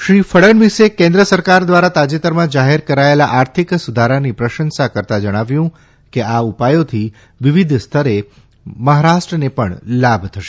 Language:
Gujarati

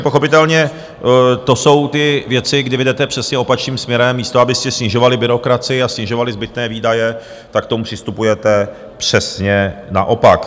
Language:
Czech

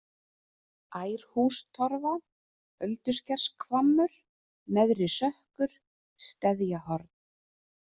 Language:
Icelandic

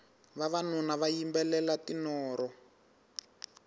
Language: Tsonga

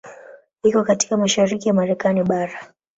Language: Swahili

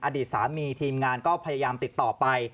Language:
Thai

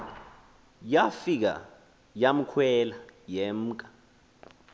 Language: Xhosa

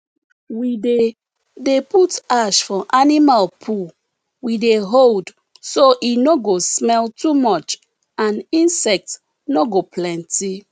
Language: Nigerian Pidgin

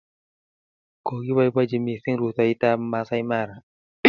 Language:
Kalenjin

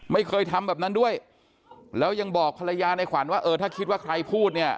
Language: Thai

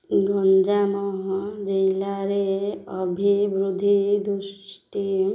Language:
Odia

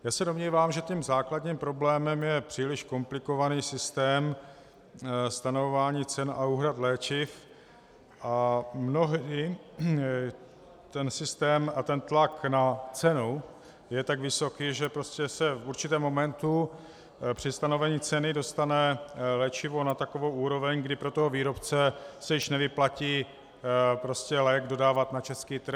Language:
Czech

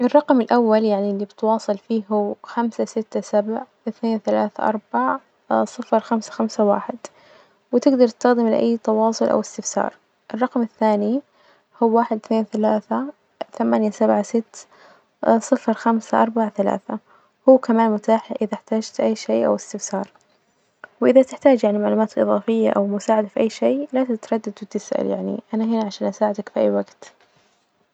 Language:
Najdi Arabic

